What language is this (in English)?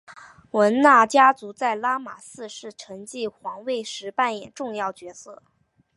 Chinese